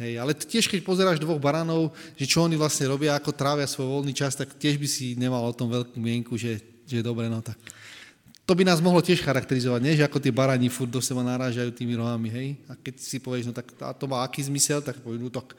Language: Slovak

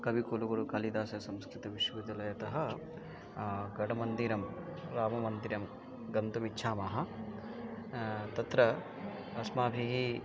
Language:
Sanskrit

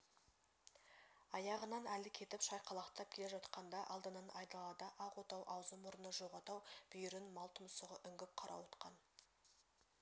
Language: Kazakh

